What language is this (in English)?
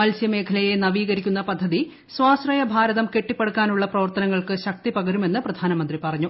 Malayalam